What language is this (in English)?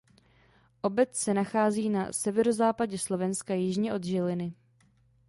Czech